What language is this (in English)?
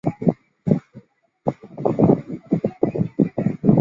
Chinese